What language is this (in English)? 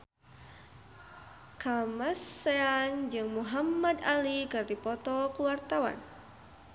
Sundanese